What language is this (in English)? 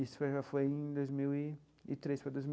Portuguese